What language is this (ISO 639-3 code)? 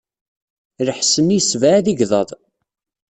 kab